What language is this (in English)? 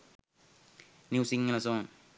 Sinhala